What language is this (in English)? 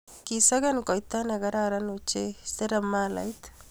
Kalenjin